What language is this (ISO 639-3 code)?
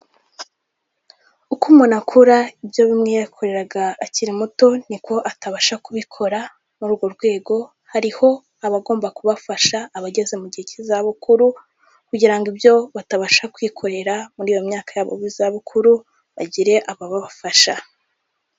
kin